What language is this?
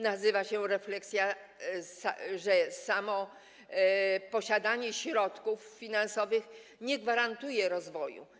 Polish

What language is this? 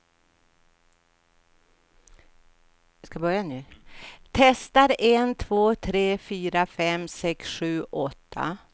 Swedish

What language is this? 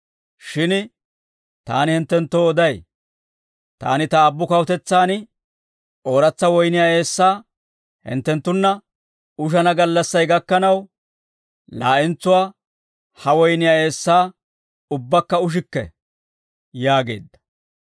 Dawro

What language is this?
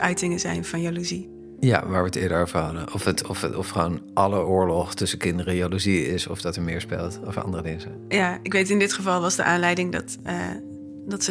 Dutch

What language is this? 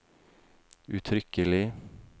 Norwegian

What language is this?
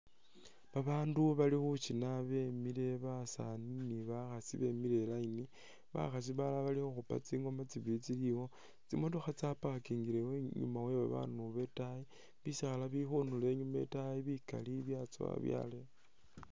Masaaba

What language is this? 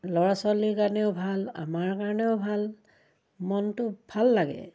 Assamese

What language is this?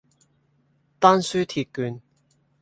Cantonese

